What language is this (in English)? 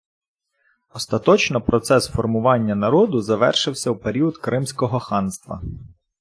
Ukrainian